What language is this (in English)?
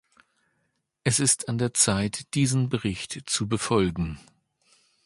German